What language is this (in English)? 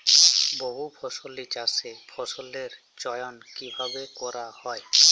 Bangla